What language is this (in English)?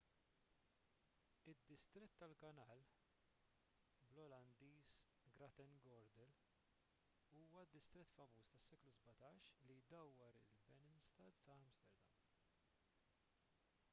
Maltese